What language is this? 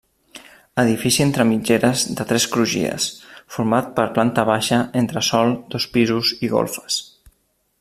Catalan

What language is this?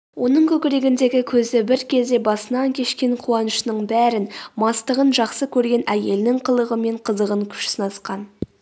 Kazakh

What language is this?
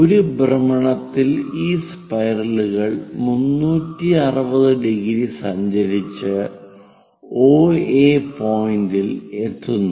Malayalam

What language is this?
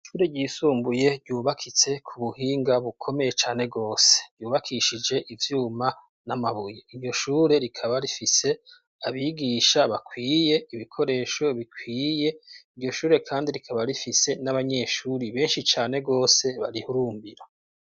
Rundi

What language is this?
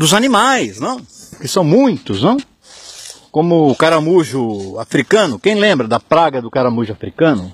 Portuguese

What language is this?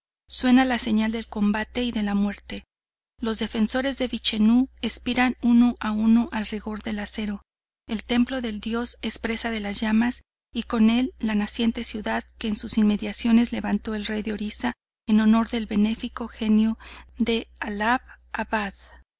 Spanish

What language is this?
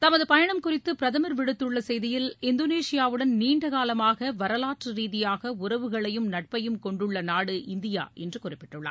Tamil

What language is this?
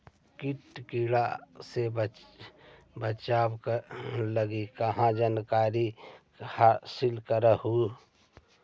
Magahi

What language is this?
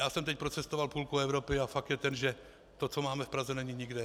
Czech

